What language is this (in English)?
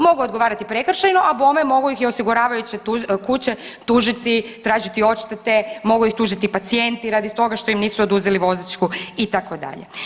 Croatian